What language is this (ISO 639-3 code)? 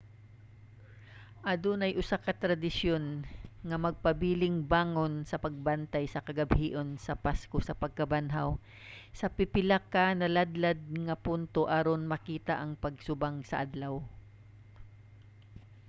ceb